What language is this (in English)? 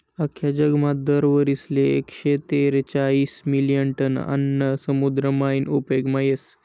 Marathi